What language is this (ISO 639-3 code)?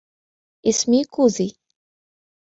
ara